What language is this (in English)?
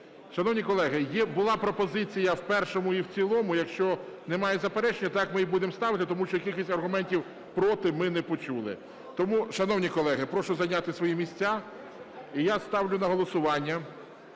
Ukrainian